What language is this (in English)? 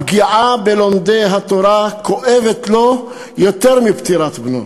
Hebrew